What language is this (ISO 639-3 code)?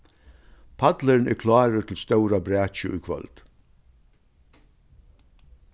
fao